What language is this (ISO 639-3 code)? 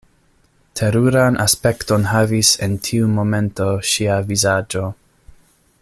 epo